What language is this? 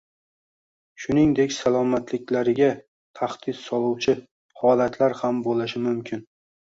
Uzbek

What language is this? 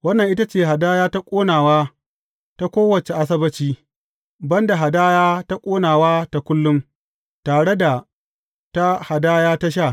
Hausa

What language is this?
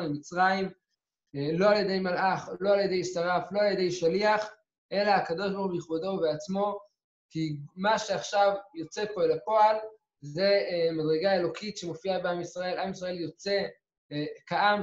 Hebrew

